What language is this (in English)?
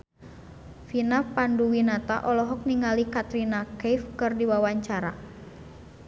Sundanese